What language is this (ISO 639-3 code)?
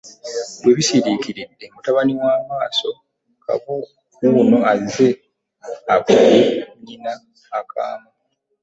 lug